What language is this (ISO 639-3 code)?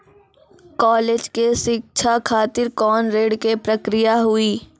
mai